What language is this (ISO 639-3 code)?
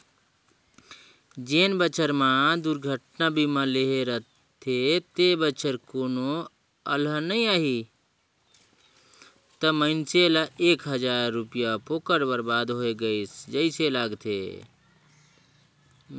hne